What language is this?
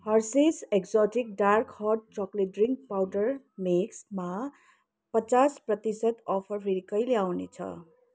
Nepali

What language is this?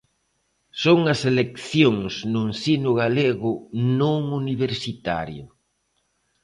Galician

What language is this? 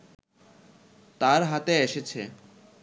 Bangla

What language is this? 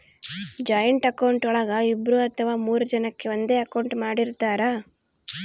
Kannada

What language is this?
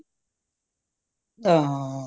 Punjabi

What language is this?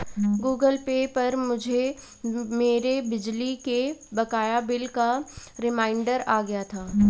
Hindi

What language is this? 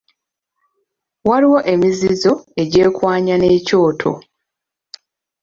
Ganda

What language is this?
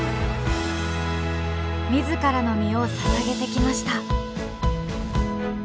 Japanese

